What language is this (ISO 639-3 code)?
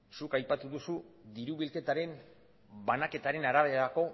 eus